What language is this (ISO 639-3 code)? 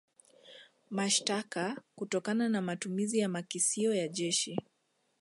swa